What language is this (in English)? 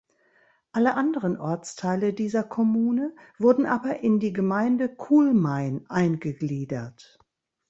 German